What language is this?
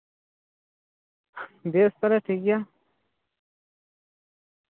Santali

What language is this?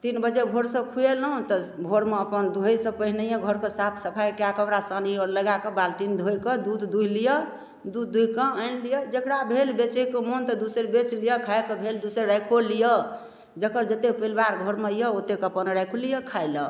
Maithili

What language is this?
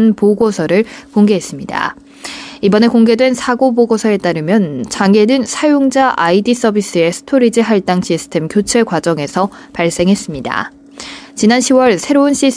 Korean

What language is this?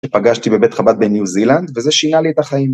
Hebrew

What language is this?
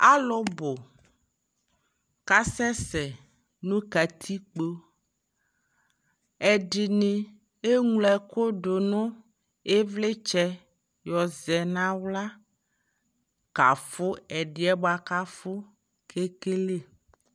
Ikposo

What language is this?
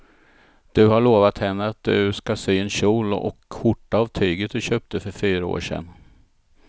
Swedish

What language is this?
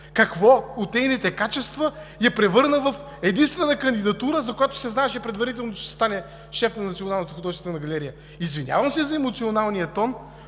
Bulgarian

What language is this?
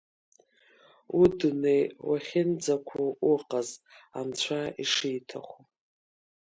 Abkhazian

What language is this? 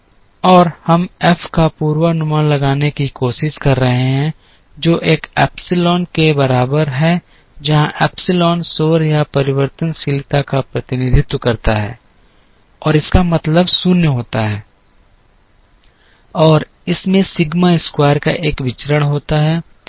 Hindi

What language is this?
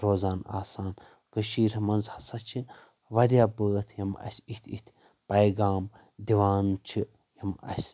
Kashmiri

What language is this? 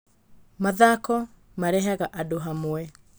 Kikuyu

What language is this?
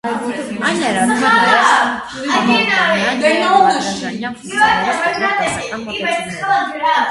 Armenian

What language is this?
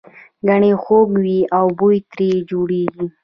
Pashto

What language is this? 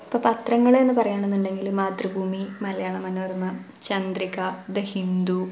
Malayalam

